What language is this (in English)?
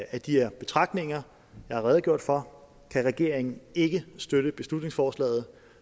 Danish